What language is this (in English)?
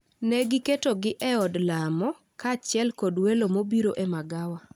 Luo (Kenya and Tanzania)